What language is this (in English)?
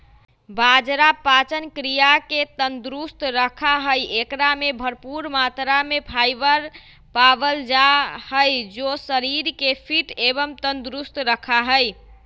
Magahi